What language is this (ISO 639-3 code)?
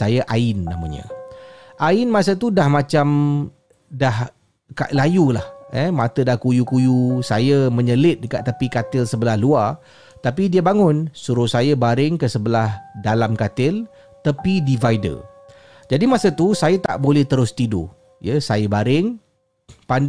msa